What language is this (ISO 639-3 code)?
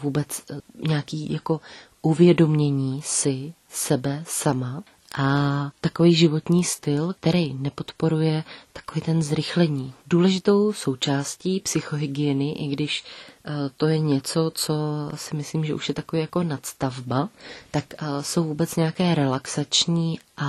ces